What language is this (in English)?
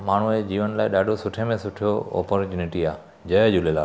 Sindhi